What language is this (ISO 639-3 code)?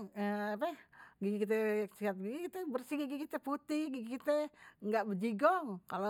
bew